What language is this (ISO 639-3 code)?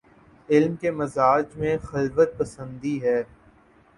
urd